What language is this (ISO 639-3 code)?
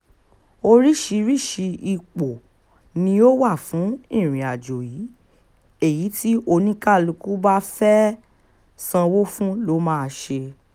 yor